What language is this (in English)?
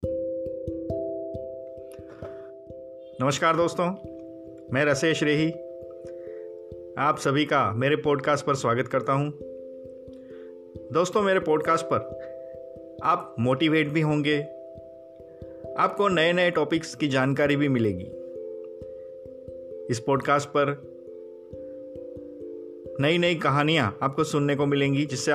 Hindi